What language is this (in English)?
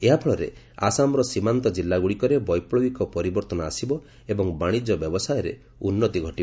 Odia